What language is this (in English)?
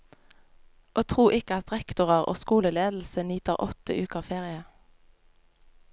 Norwegian